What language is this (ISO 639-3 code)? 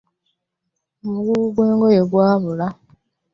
lug